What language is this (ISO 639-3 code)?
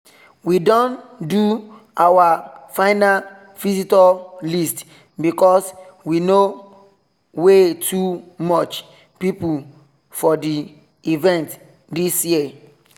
pcm